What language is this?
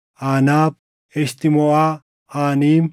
Oromo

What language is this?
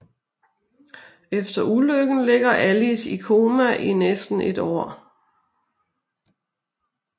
Danish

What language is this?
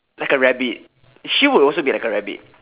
English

